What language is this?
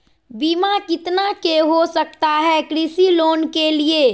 Magahi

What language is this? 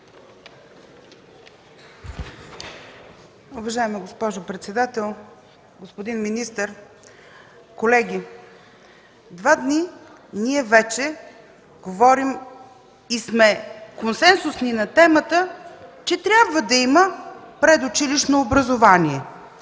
Bulgarian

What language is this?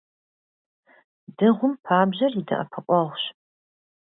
Kabardian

